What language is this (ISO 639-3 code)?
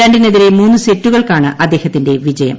mal